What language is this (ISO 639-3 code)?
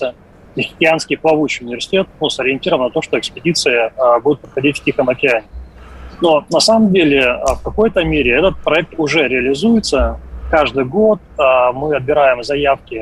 rus